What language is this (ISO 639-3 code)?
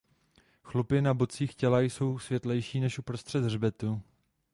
ces